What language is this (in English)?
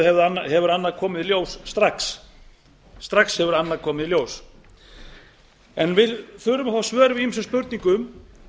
Icelandic